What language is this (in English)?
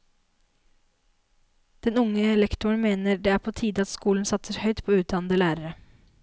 Norwegian